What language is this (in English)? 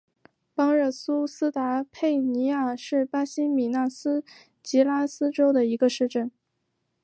Chinese